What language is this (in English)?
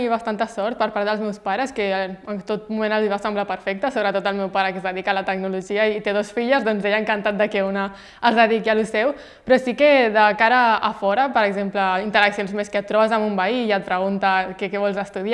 Catalan